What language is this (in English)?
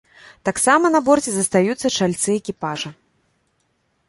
Belarusian